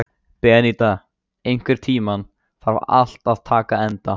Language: Icelandic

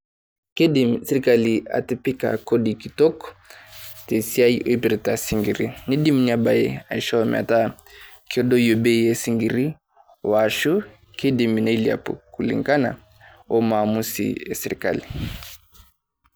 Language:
Masai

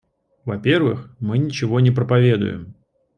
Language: Russian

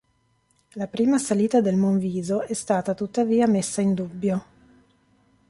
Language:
Italian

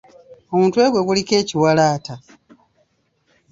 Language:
Ganda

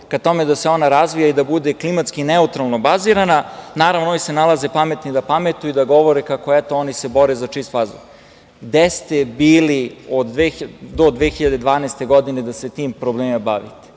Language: Serbian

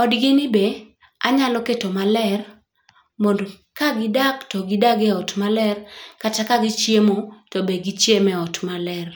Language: Luo (Kenya and Tanzania)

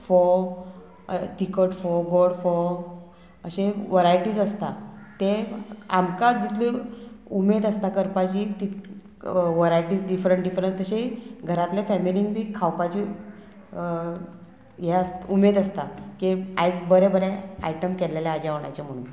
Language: Konkani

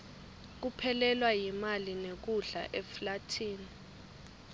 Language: Swati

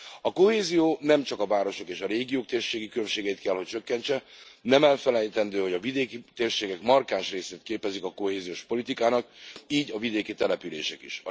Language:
Hungarian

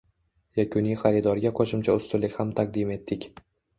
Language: Uzbek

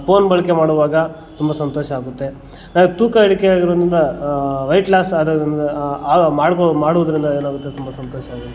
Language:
Kannada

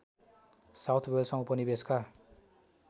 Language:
Nepali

